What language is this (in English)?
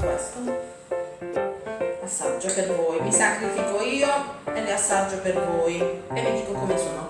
Italian